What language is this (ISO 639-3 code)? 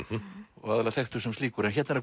isl